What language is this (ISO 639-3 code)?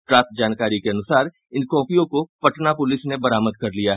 hin